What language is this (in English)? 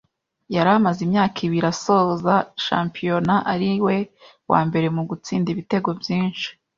Kinyarwanda